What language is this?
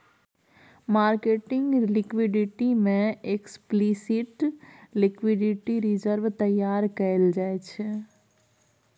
Maithili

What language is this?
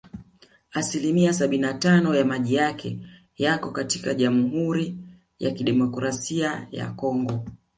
Swahili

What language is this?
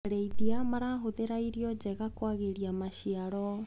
Kikuyu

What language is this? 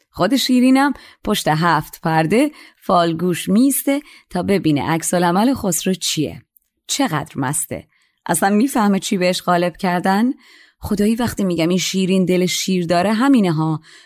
Persian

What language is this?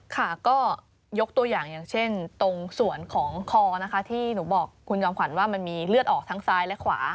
Thai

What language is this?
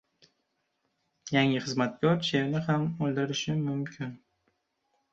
Uzbek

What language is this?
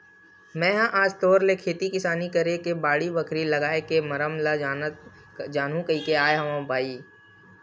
Chhattisgarhi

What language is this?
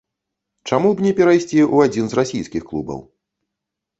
Belarusian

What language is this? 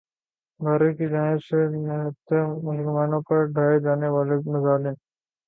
Urdu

